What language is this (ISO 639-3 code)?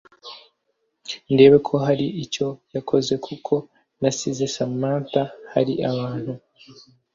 kin